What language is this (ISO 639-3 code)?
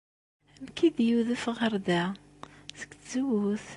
kab